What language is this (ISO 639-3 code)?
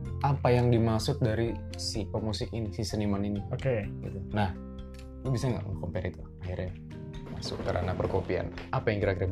ind